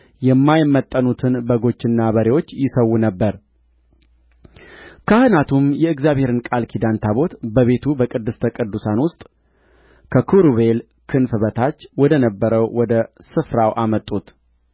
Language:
Amharic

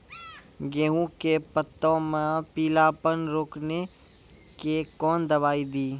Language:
Maithili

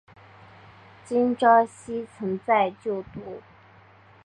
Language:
Chinese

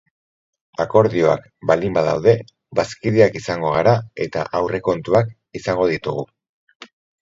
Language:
Basque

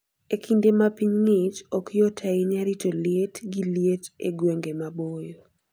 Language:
Luo (Kenya and Tanzania)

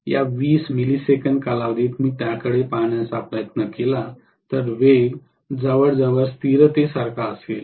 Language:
Marathi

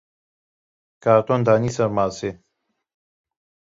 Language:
Kurdish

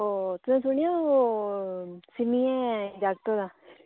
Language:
Dogri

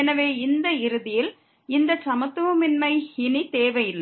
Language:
Tamil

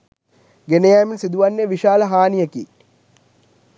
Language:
Sinhala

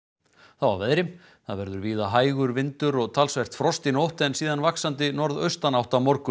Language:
Icelandic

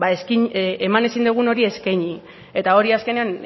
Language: Basque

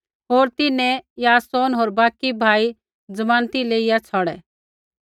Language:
Kullu Pahari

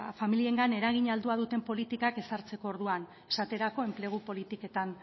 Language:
Basque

